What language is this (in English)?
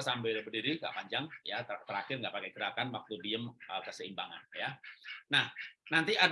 Indonesian